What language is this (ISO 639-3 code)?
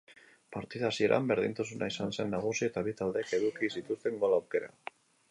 eus